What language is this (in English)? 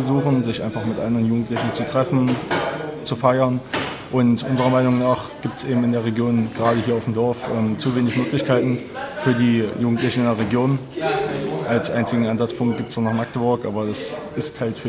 German